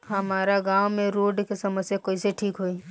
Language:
Bhojpuri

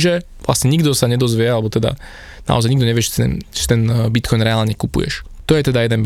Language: Slovak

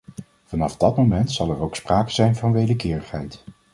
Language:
Dutch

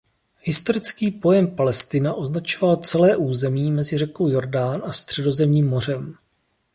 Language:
Czech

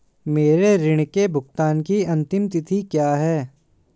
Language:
Hindi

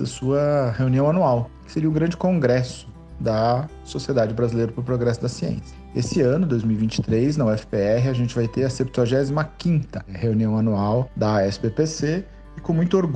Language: Portuguese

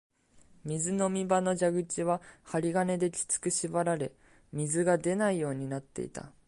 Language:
Japanese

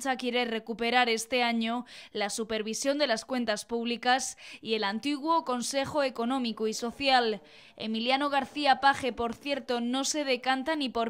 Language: Spanish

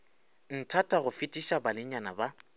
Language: Northern Sotho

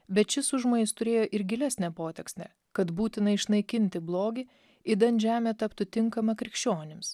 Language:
Lithuanian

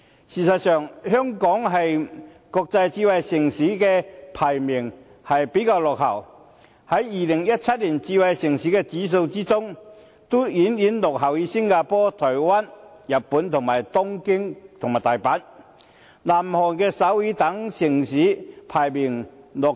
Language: Cantonese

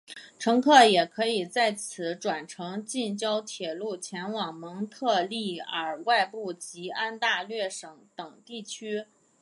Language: Chinese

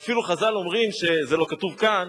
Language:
Hebrew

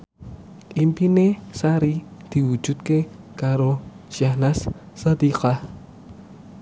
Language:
Javanese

